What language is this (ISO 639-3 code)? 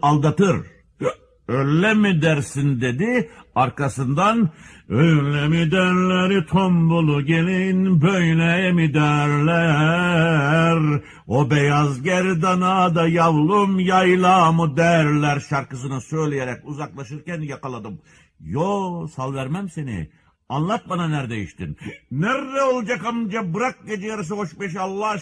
tur